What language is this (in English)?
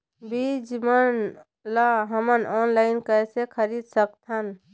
Chhattisgarhi